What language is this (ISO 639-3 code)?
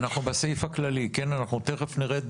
heb